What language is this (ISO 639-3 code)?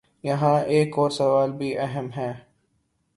urd